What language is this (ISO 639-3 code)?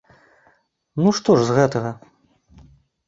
bel